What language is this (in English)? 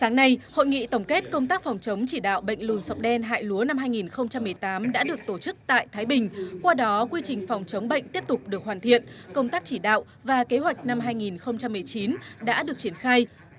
Vietnamese